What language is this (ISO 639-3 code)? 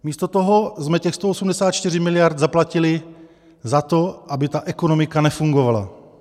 ces